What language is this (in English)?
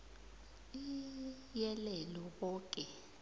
South Ndebele